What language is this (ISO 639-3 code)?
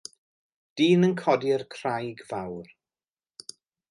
cym